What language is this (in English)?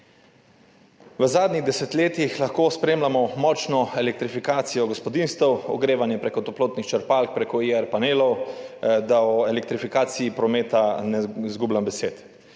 Slovenian